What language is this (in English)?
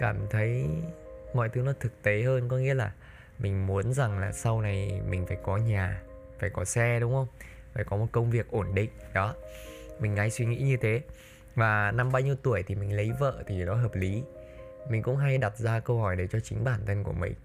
Vietnamese